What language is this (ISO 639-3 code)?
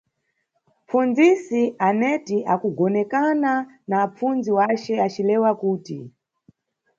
nyu